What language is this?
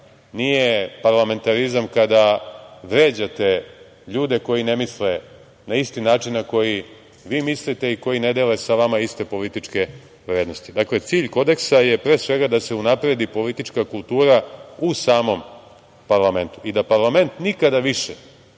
Serbian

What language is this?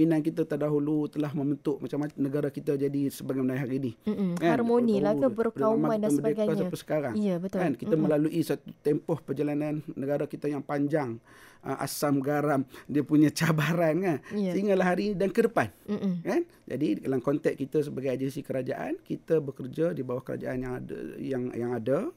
Malay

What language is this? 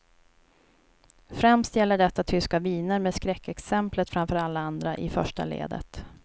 Swedish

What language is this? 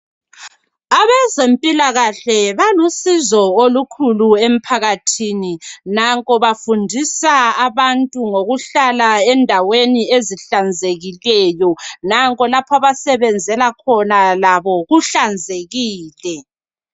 North Ndebele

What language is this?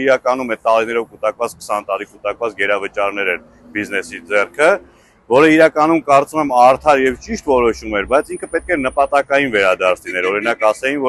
Romanian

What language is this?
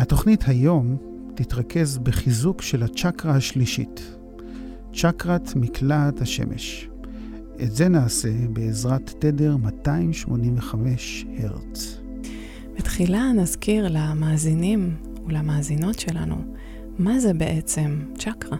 Hebrew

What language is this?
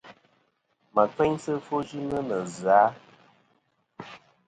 Kom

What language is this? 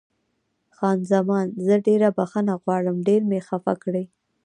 Pashto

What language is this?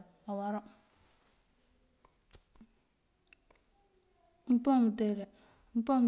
Mandjak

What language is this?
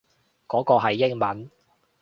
Cantonese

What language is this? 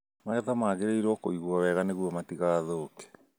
Kikuyu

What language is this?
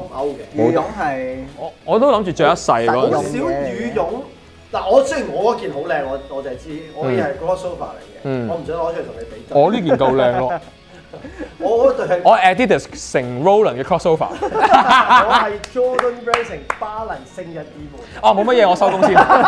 Chinese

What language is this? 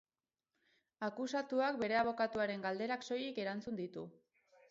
Basque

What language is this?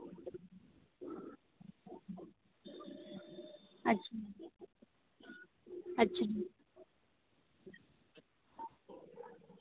Santali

